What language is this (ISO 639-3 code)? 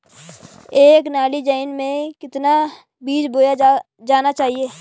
hin